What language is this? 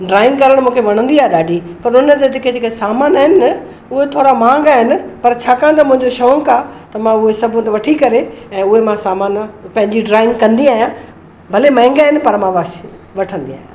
Sindhi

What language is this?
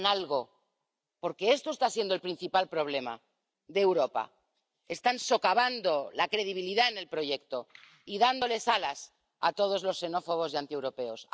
Spanish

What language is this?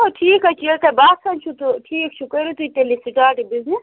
Kashmiri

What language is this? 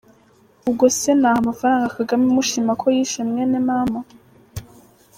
Kinyarwanda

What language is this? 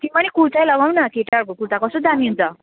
Nepali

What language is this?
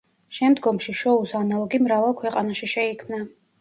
Georgian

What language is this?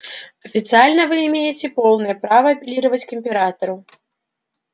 Russian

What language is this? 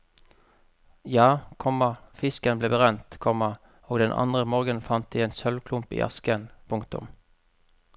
Norwegian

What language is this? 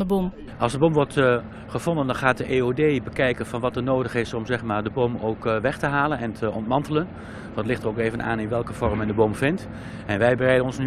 Dutch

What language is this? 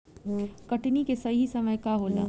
Bhojpuri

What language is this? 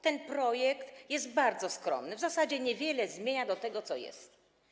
Polish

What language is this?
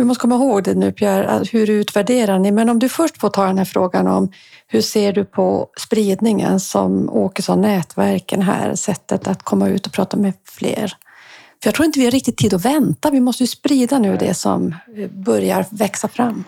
Swedish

